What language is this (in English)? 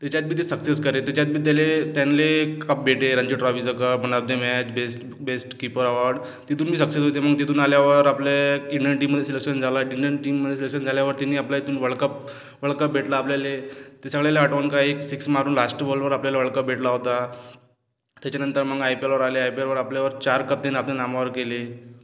Marathi